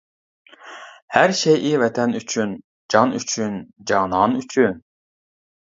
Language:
Uyghur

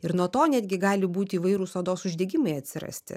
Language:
Lithuanian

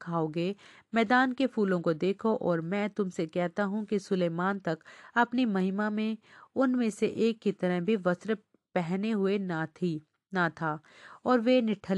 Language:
Hindi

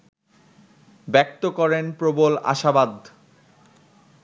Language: Bangla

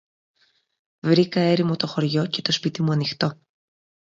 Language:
Greek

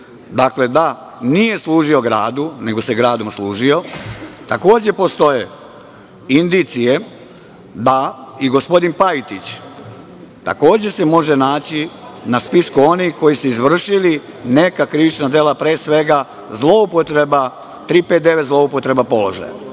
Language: Serbian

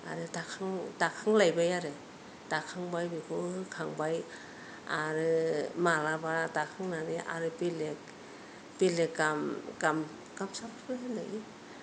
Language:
Bodo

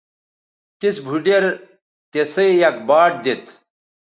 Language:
Bateri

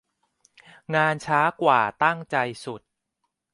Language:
Thai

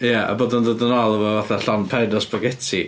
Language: Welsh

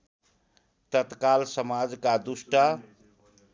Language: Nepali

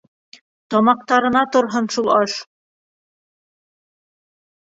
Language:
Bashkir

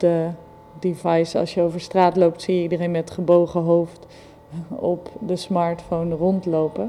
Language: Dutch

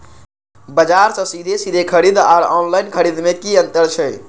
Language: Maithili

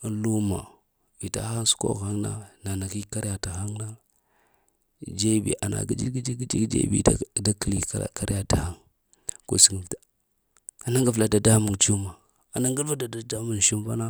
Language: Lamang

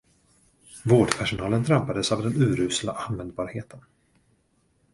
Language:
Swedish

